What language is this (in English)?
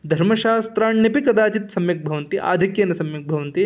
Sanskrit